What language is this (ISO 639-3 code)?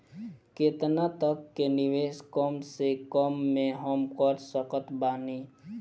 bho